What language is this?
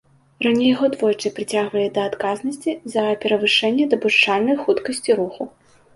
Belarusian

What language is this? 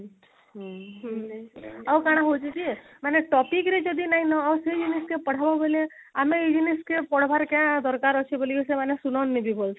Odia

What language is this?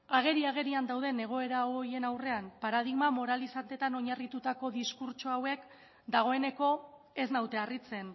Basque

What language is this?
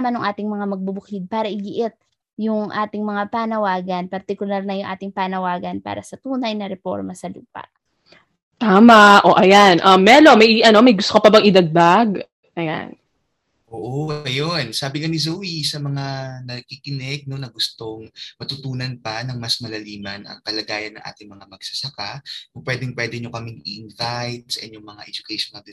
Filipino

